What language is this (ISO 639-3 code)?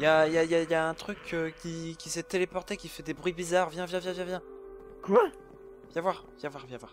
fra